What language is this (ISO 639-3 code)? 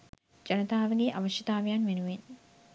sin